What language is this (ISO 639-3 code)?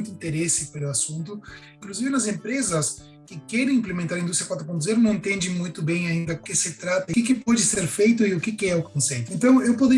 por